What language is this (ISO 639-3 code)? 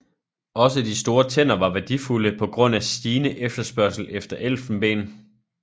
dan